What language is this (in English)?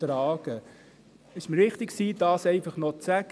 Swiss German